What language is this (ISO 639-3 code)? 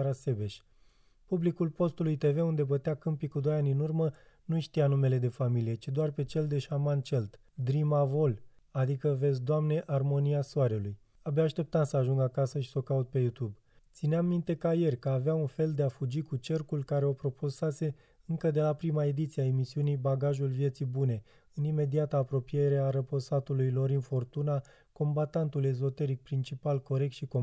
ron